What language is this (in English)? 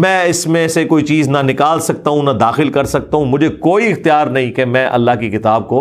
Urdu